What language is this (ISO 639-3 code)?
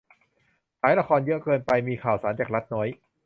tha